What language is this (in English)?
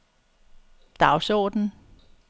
Danish